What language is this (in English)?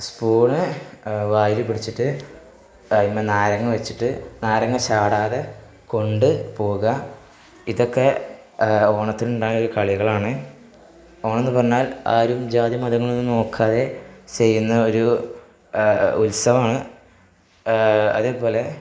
Malayalam